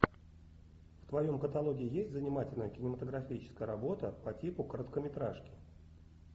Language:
Russian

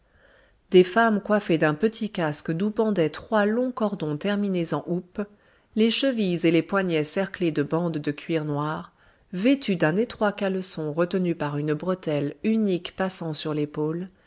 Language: French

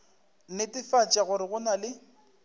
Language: Northern Sotho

